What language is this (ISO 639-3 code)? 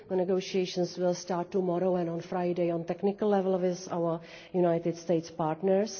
eng